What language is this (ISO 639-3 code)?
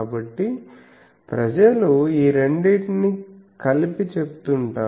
tel